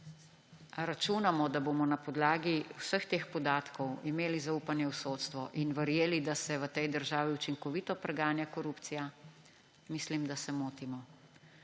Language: Slovenian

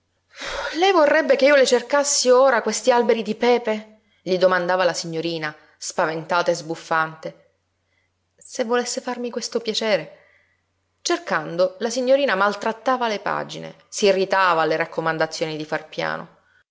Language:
Italian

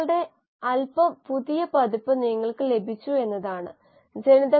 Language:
Malayalam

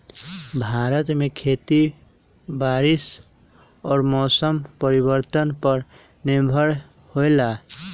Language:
Magahi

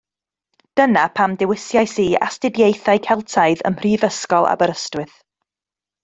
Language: Welsh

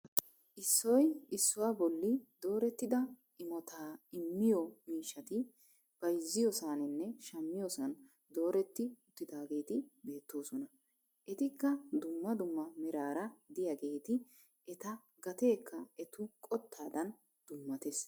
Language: Wolaytta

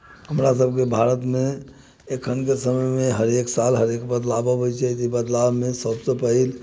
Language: Maithili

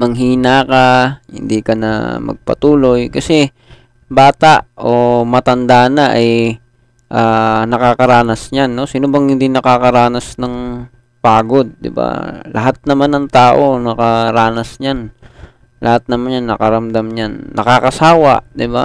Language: Filipino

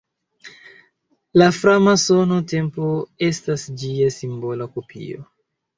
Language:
Esperanto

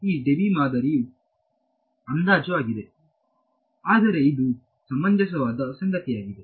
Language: Kannada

